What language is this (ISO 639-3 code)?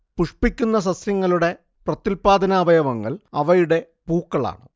mal